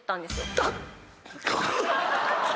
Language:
Japanese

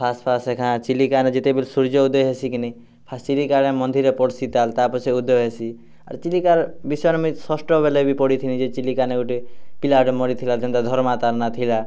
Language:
Odia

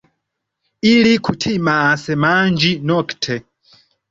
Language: Esperanto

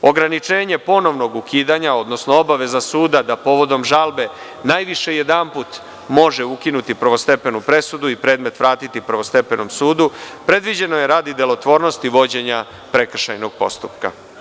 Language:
Serbian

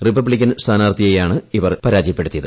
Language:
Malayalam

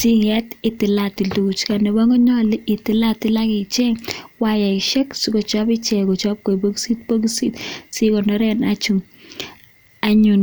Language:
Kalenjin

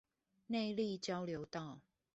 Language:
Chinese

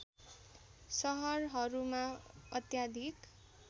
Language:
Nepali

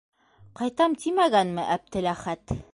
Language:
Bashkir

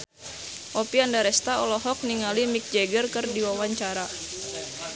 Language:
Sundanese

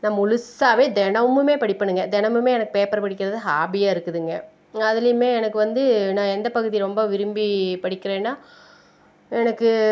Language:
Tamil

